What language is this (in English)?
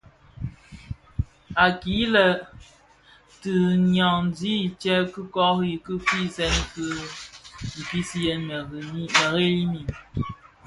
Bafia